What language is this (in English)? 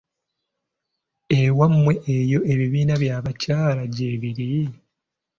Ganda